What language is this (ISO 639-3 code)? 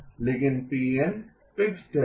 hin